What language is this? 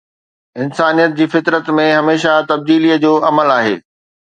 Sindhi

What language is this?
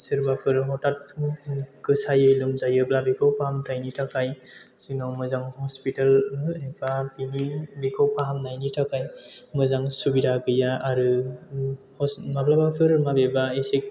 Bodo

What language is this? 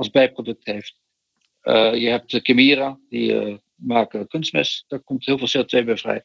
Dutch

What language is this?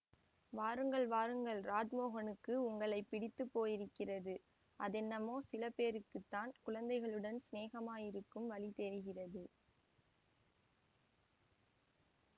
Tamil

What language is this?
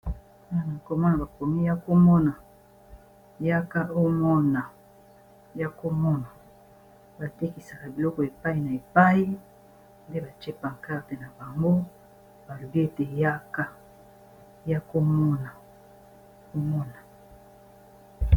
Lingala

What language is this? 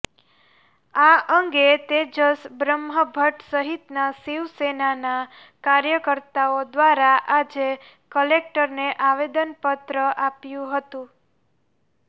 Gujarati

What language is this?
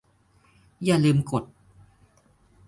Thai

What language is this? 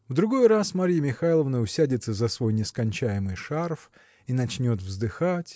Russian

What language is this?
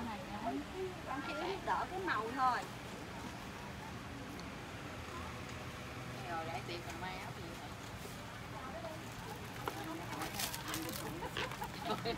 Vietnamese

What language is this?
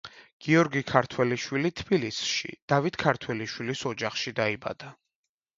Georgian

